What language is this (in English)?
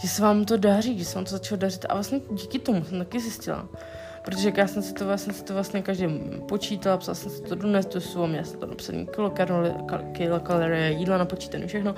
Czech